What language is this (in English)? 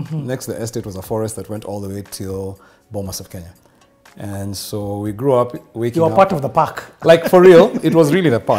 English